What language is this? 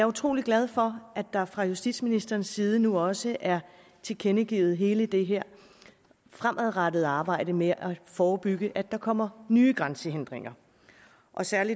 Danish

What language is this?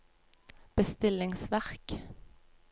Norwegian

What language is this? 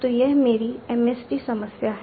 Hindi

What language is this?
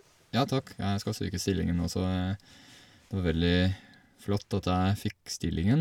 Norwegian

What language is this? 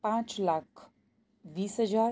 Gujarati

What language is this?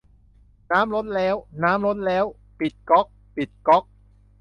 Thai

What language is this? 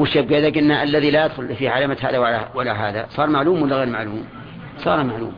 Arabic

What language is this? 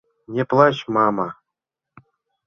Mari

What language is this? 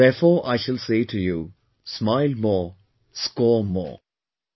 English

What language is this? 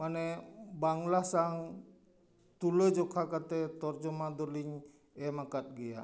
Santali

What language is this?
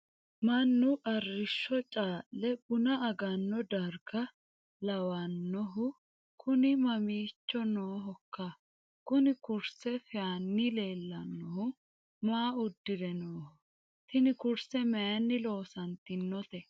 Sidamo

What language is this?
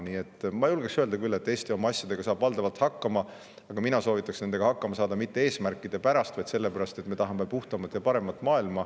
Estonian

